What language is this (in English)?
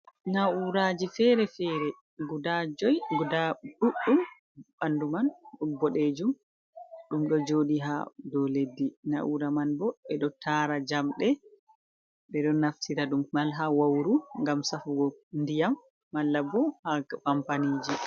Fula